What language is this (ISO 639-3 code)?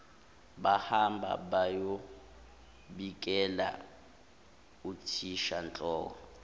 zul